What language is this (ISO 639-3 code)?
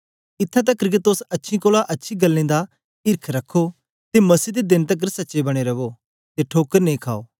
doi